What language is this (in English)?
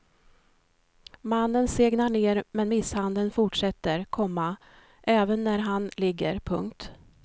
Swedish